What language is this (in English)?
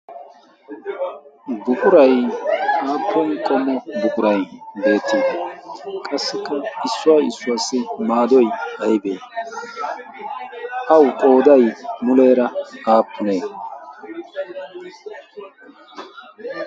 Wolaytta